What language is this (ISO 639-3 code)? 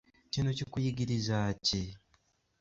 lug